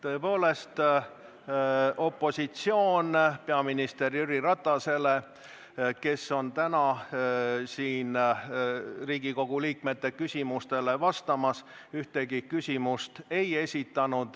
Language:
Estonian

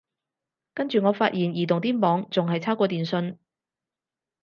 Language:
Cantonese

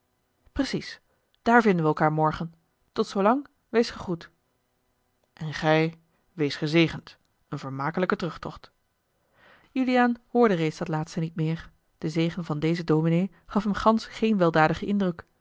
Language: Dutch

